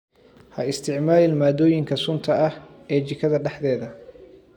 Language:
Somali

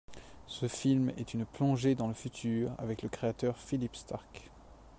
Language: French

